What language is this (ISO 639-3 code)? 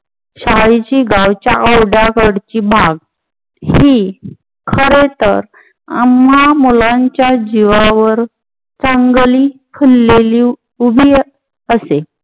mar